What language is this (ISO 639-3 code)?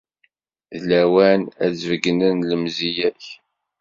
kab